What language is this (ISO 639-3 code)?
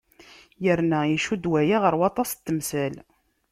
kab